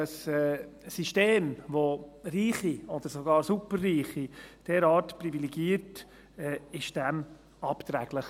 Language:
Swiss German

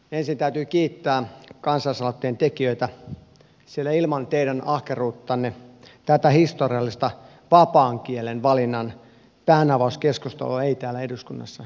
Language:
Finnish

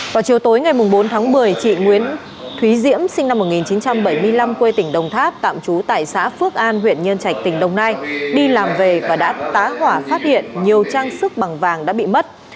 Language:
Vietnamese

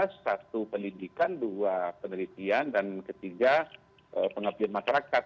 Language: Indonesian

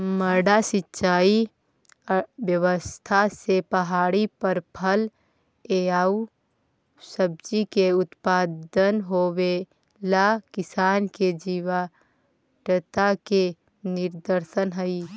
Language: Magahi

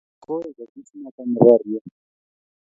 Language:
Kalenjin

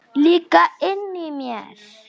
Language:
Icelandic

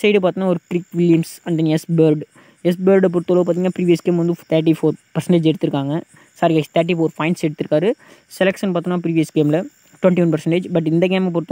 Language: Romanian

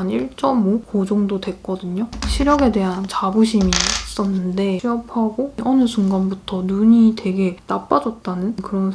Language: Korean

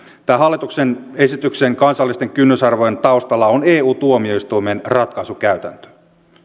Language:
Finnish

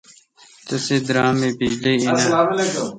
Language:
Kalkoti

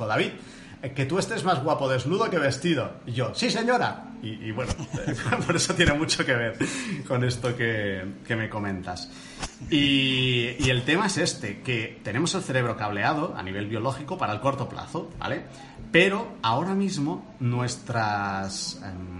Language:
Spanish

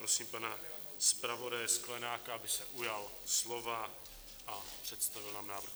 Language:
Czech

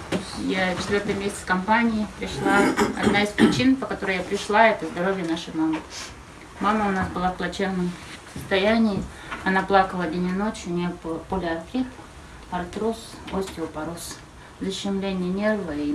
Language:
Russian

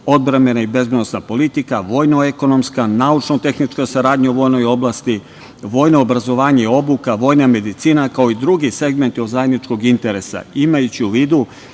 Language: Serbian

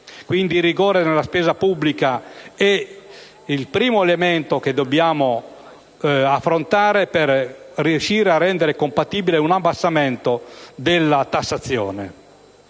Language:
Italian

